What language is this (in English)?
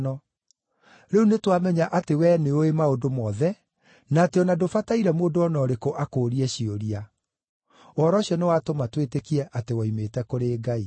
Kikuyu